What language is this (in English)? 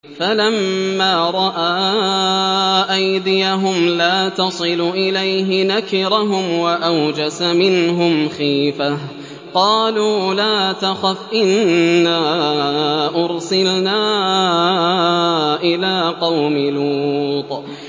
Arabic